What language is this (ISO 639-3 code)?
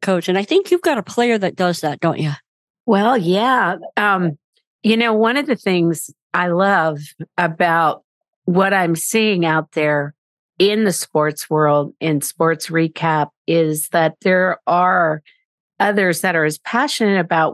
eng